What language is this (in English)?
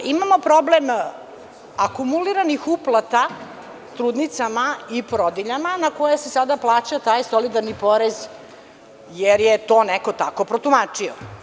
Serbian